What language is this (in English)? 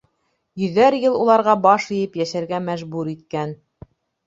Bashkir